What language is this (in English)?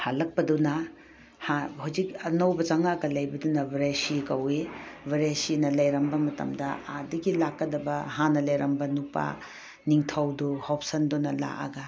Manipuri